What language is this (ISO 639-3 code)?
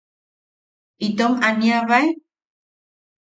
yaq